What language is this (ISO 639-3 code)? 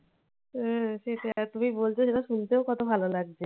ben